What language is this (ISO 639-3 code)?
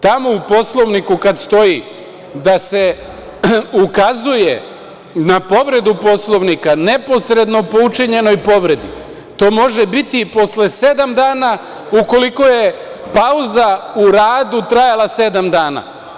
srp